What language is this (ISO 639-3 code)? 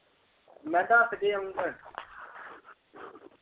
pan